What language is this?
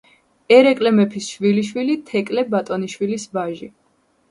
Georgian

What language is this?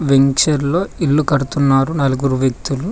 Telugu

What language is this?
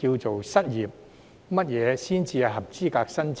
Cantonese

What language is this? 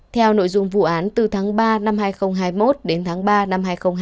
Vietnamese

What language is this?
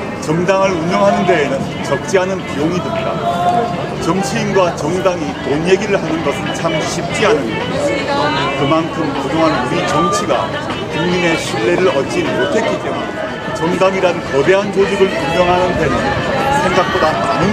Korean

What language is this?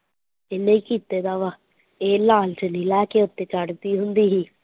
Punjabi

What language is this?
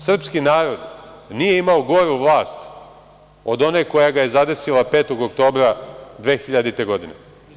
Serbian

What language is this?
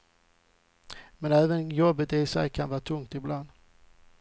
Swedish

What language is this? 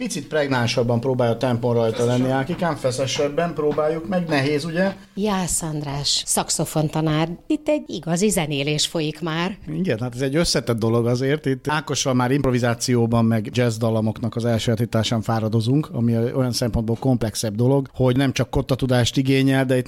Hungarian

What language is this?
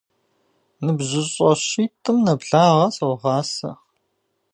Kabardian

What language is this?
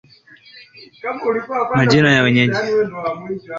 Swahili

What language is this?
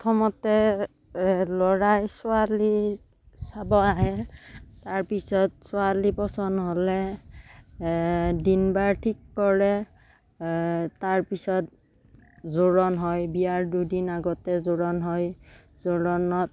Assamese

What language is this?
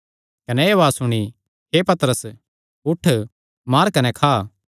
Kangri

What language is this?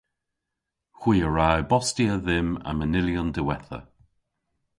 Cornish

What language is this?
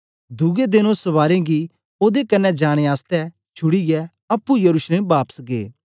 Dogri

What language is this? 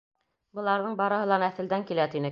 Bashkir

